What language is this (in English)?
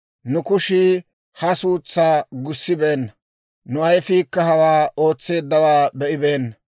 Dawro